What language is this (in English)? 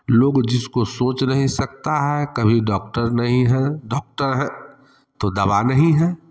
Hindi